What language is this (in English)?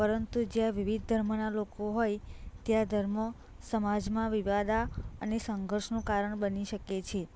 Gujarati